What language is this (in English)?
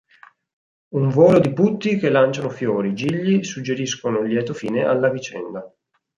Italian